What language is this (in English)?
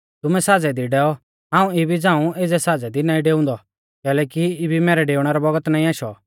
Mahasu Pahari